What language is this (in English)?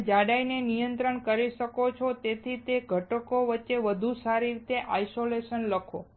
Gujarati